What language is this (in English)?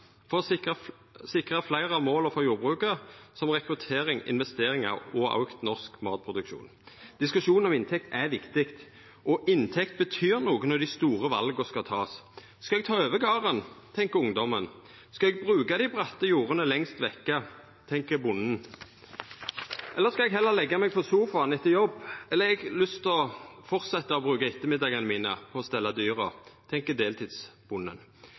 Norwegian Nynorsk